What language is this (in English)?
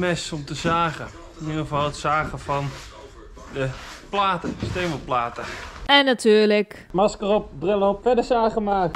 Dutch